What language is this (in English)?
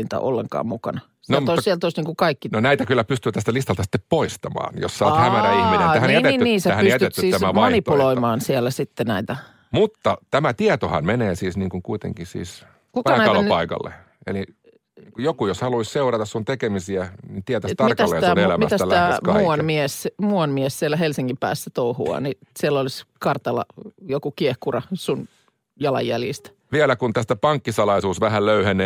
Finnish